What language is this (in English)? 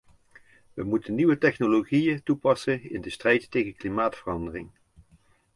Dutch